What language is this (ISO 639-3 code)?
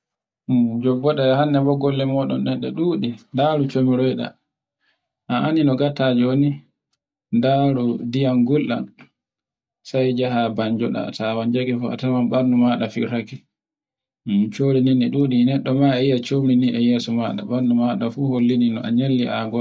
fue